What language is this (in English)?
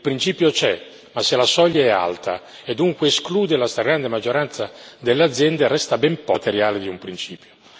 Italian